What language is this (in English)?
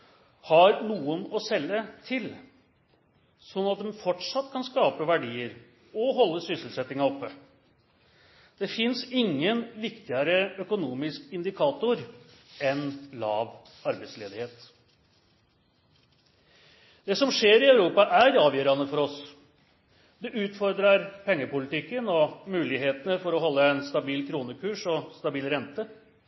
Norwegian Nynorsk